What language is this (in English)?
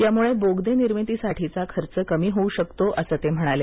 Marathi